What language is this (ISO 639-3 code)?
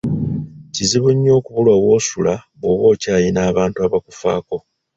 lug